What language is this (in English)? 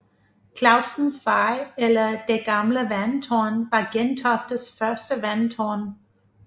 Danish